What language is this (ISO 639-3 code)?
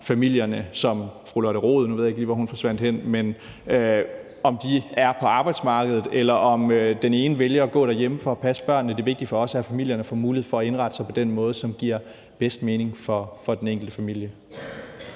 dan